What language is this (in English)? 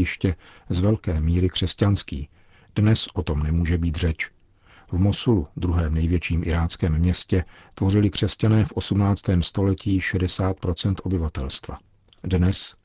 Czech